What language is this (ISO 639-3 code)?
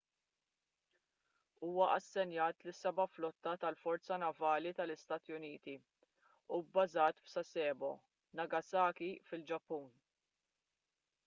mlt